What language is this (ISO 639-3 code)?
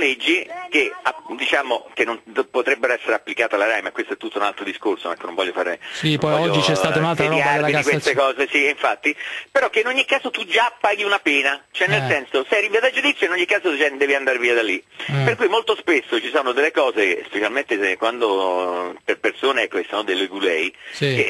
ita